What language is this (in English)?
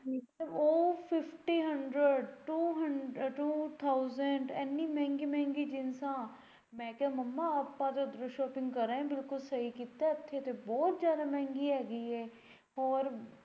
Punjabi